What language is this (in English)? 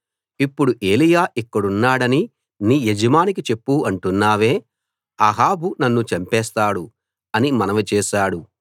Telugu